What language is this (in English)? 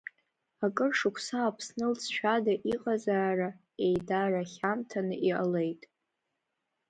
Abkhazian